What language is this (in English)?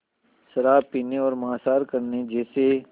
Hindi